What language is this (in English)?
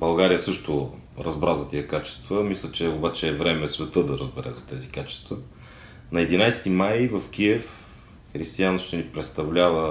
Bulgarian